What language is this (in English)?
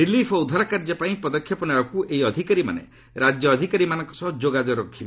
Odia